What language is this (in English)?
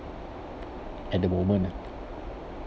English